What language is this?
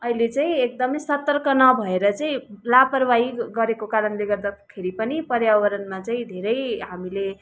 Nepali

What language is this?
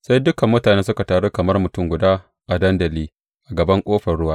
Hausa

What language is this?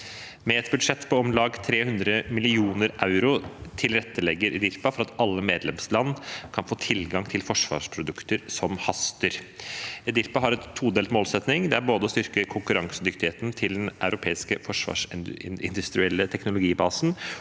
Norwegian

